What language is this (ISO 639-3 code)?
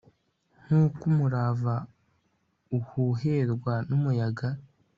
kin